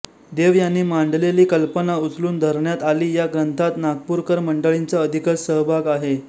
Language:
Marathi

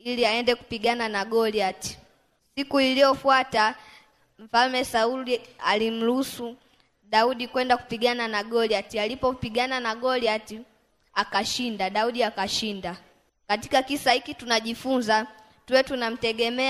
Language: Swahili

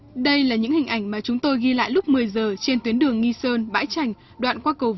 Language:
Vietnamese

